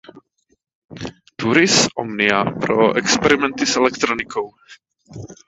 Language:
Czech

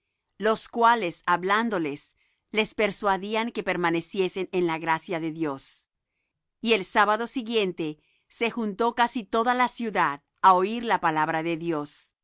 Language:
Spanish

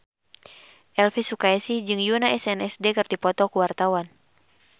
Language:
Sundanese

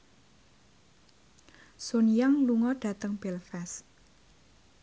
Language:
Javanese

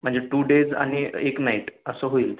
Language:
Marathi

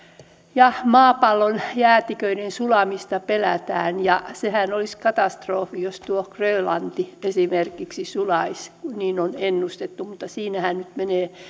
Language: Finnish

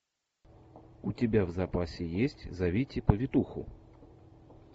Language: Russian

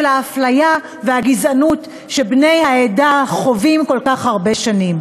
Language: Hebrew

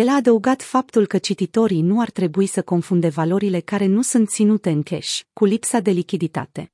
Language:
Romanian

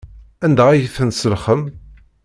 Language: Kabyle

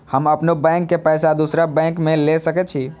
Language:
Maithili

